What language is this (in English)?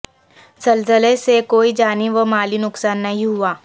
Urdu